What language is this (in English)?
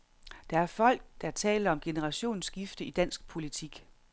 Danish